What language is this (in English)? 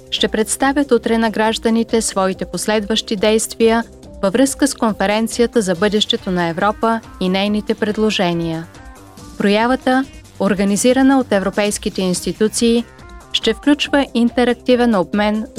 Bulgarian